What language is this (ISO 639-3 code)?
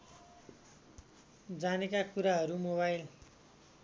nep